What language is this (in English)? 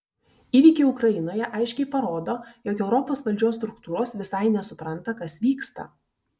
Lithuanian